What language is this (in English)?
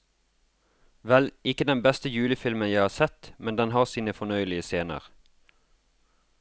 Norwegian